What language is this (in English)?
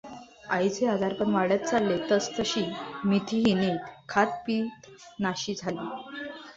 Marathi